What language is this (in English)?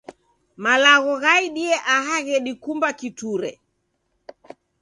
Taita